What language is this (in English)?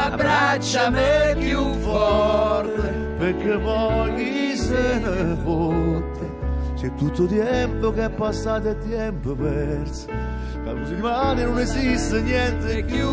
Italian